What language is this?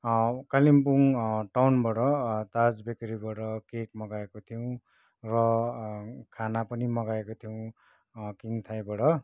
Nepali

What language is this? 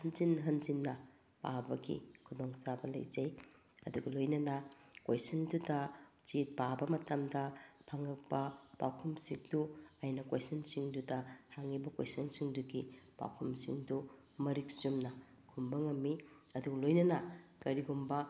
Manipuri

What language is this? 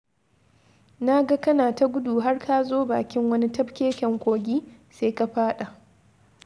Hausa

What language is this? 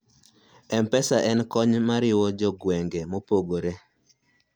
Luo (Kenya and Tanzania)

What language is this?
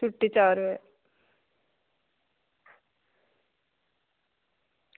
Dogri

